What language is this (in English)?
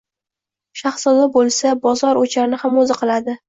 Uzbek